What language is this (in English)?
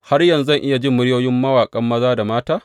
Hausa